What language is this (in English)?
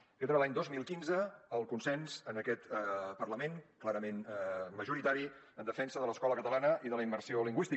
Catalan